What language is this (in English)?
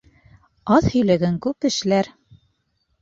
Bashkir